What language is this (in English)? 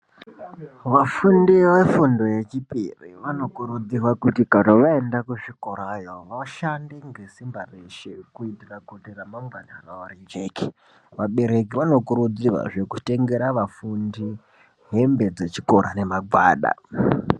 Ndau